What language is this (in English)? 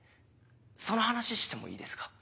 Japanese